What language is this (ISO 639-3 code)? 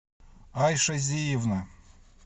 rus